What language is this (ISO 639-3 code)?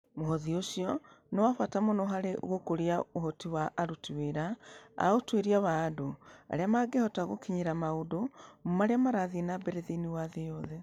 kik